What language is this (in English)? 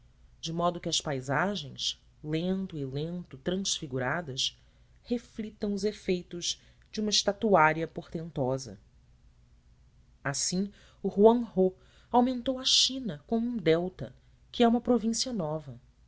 Portuguese